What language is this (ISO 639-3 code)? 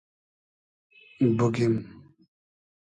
haz